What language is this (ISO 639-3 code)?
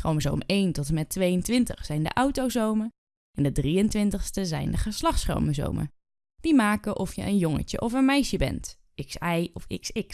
nld